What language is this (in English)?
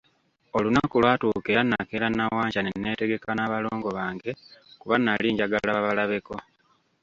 Ganda